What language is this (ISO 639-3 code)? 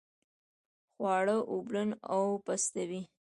pus